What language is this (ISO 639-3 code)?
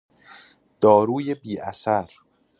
fas